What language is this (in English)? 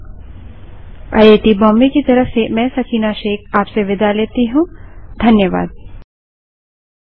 Hindi